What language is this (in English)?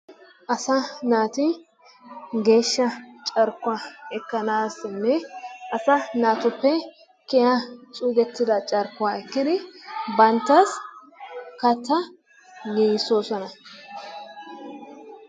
Wolaytta